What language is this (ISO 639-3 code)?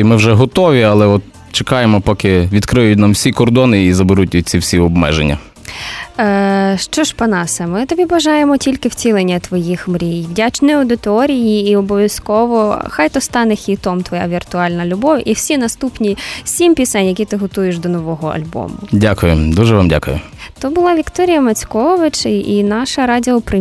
ukr